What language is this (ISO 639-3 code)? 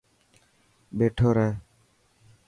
mki